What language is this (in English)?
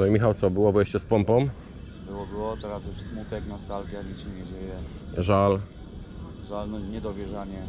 Polish